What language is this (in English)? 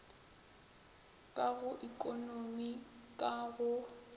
Northern Sotho